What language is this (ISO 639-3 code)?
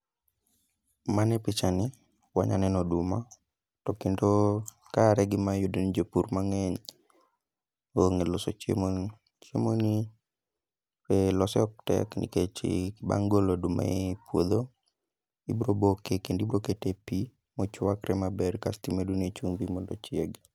luo